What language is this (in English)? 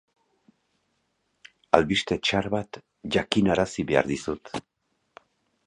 Basque